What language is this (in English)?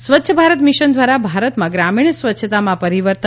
Gujarati